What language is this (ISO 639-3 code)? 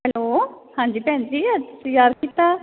pan